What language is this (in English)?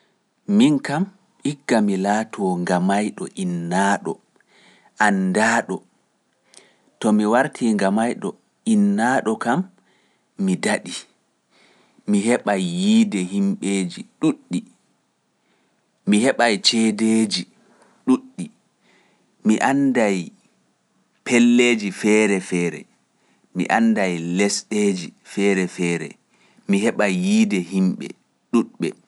Pular